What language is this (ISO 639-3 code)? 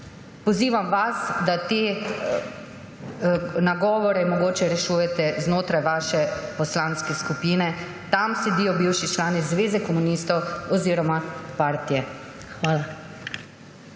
slv